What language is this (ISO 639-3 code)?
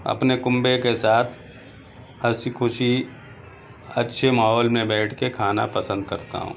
urd